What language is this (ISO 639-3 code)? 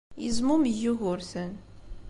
kab